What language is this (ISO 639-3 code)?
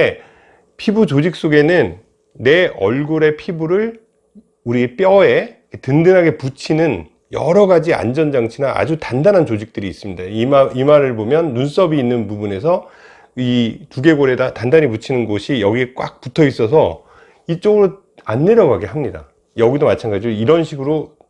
kor